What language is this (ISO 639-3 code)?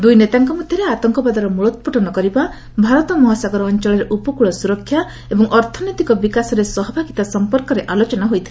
ori